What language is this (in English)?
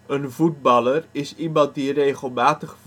Dutch